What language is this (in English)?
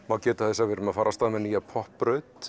Icelandic